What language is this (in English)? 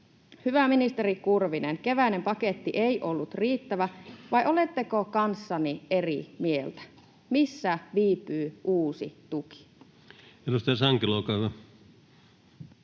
Finnish